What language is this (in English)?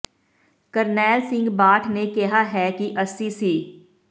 Punjabi